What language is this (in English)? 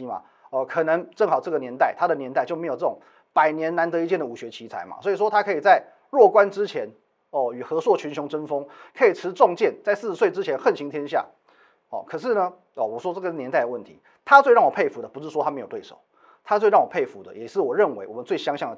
Chinese